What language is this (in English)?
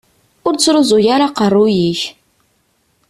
Kabyle